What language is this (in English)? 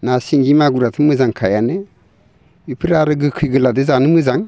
Bodo